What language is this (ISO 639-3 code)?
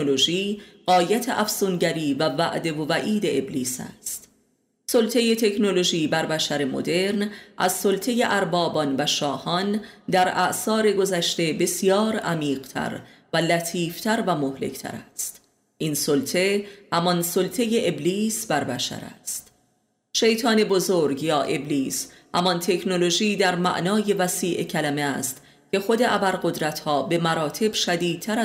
fas